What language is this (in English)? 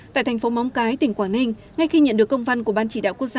Vietnamese